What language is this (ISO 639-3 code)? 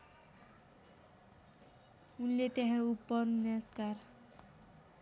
nep